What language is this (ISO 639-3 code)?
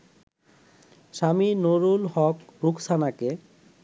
ben